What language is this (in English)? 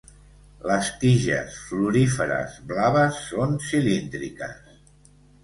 Catalan